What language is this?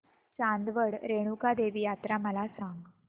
Marathi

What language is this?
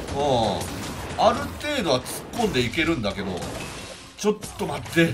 Japanese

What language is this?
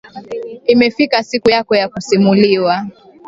Swahili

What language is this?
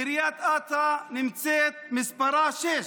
Hebrew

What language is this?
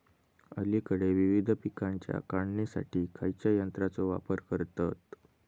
Marathi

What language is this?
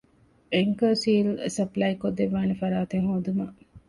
Divehi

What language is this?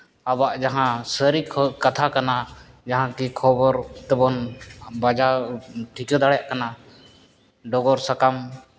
Santali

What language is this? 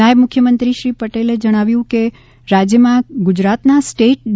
Gujarati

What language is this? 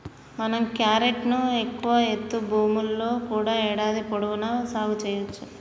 Telugu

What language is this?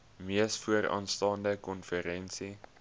Afrikaans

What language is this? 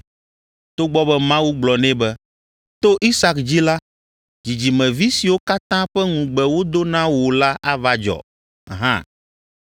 Ewe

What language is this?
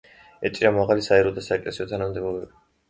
Georgian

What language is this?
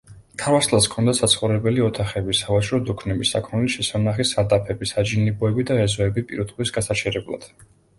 Georgian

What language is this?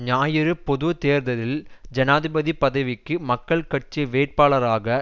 Tamil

